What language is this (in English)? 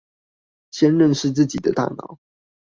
Chinese